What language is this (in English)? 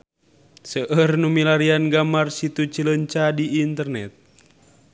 Sundanese